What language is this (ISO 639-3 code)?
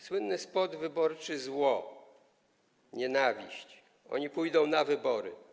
pol